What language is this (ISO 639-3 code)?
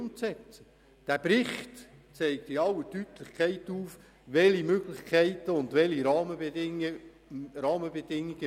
gsw